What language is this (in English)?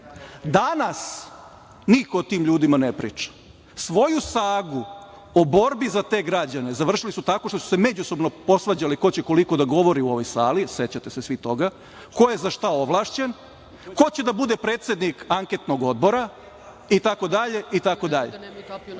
Serbian